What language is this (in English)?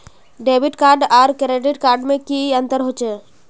Magahi